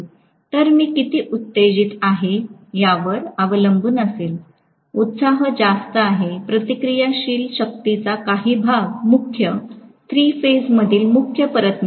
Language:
Marathi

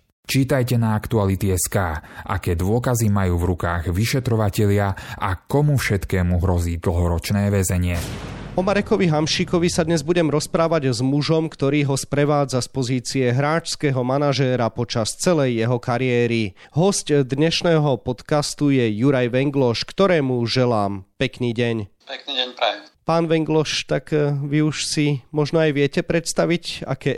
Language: Slovak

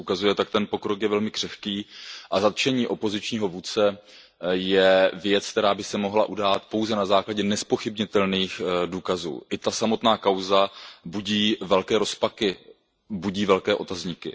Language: Czech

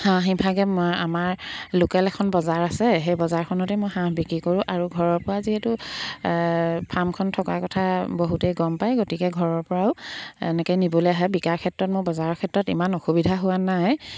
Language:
Assamese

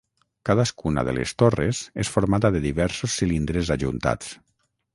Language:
Catalan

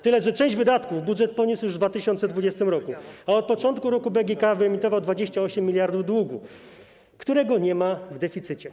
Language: Polish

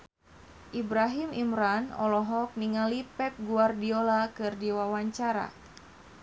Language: Sundanese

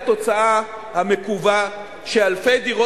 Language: Hebrew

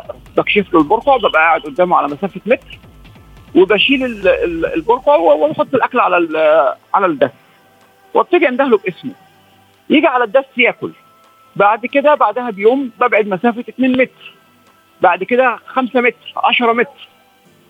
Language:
Arabic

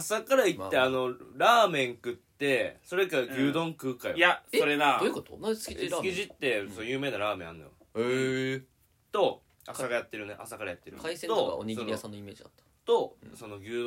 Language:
Japanese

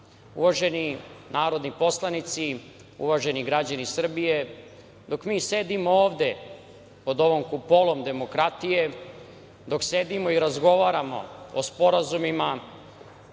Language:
Serbian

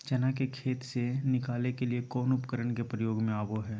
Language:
Magahi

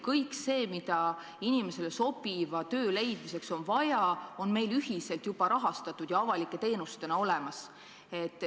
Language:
Estonian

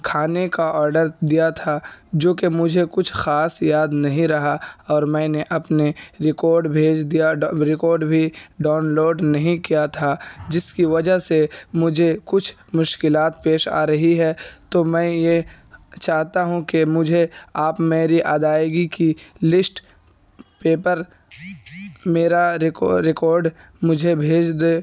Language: Urdu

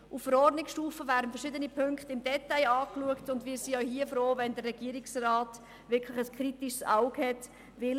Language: Swiss German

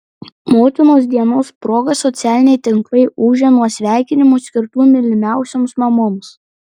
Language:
Lithuanian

